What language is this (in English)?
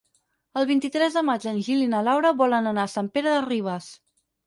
Catalan